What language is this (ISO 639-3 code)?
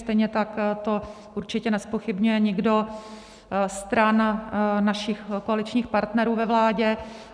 ces